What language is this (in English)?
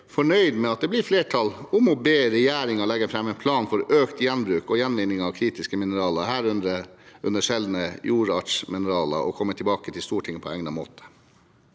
Norwegian